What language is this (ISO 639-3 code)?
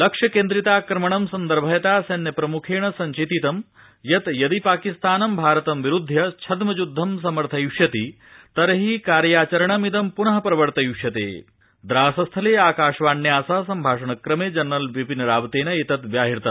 san